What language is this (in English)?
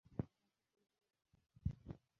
Bangla